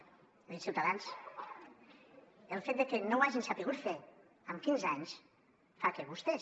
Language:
Catalan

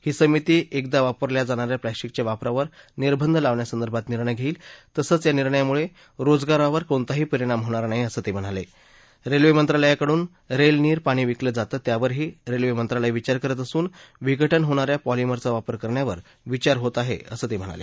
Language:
Marathi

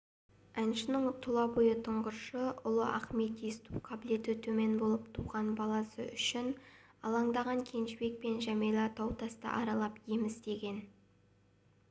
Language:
Kazakh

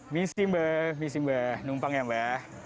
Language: Indonesian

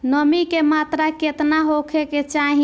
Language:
Bhojpuri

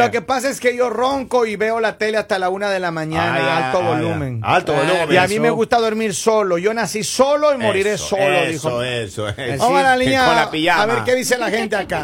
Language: Spanish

